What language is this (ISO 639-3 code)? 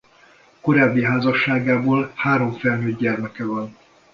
hun